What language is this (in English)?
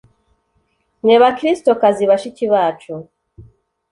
Kinyarwanda